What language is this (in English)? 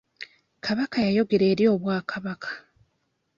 Ganda